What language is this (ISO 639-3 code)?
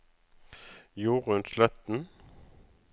nor